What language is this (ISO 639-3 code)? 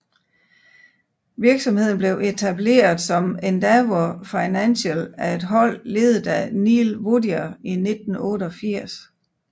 dan